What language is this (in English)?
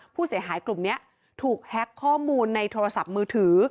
Thai